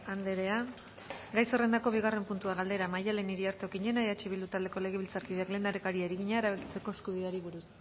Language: Basque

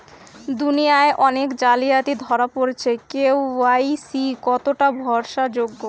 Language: Bangla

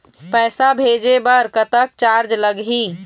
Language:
Chhattisgarhi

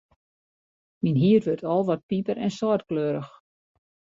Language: Western Frisian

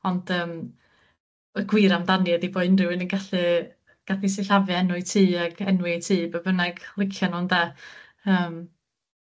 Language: Welsh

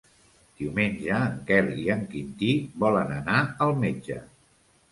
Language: Catalan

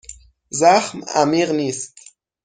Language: Persian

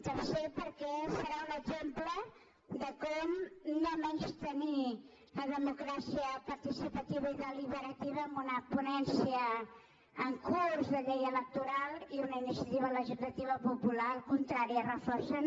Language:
Catalan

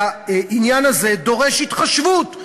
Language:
Hebrew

